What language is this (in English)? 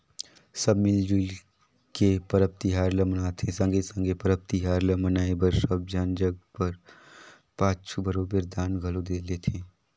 Chhattisgarhi